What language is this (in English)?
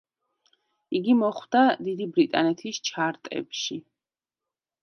Georgian